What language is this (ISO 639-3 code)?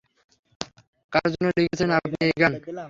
ben